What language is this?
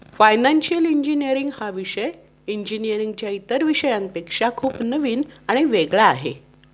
Marathi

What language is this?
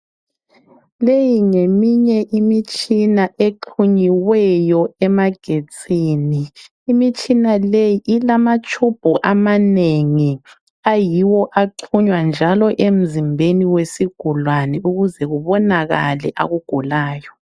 North Ndebele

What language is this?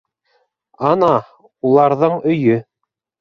Bashkir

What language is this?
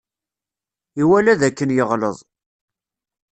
Kabyle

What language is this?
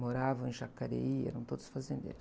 Portuguese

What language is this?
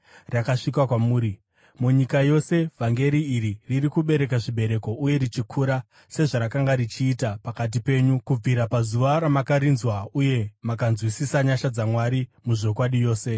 Shona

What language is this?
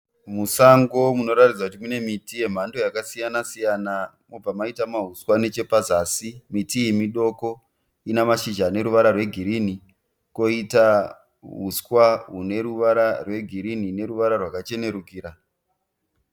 Shona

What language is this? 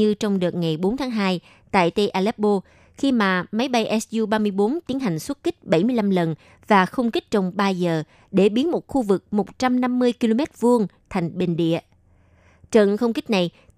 Vietnamese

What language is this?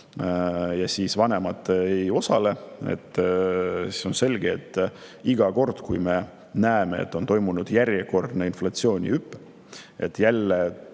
Estonian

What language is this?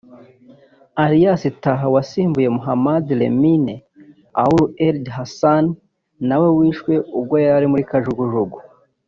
Kinyarwanda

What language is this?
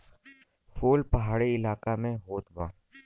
Bhojpuri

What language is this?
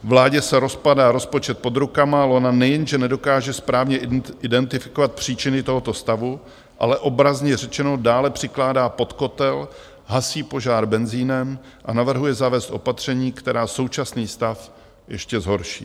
Czech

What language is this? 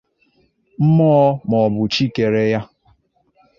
Igbo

